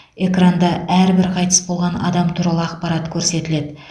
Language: Kazakh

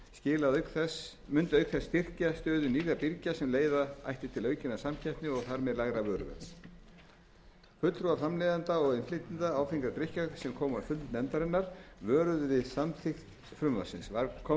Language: Icelandic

